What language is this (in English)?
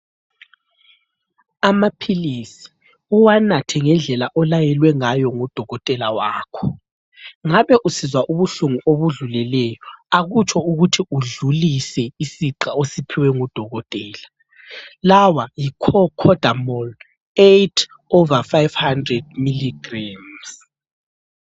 North Ndebele